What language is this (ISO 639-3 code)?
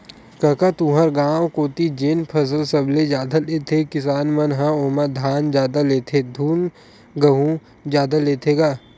hne